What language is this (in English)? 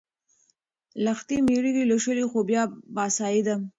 Pashto